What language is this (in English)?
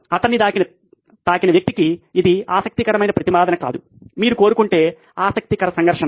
Telugu